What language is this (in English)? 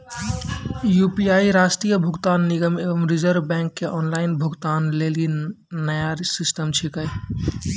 Maithili